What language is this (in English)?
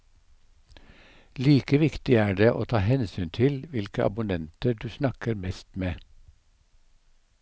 Norwegian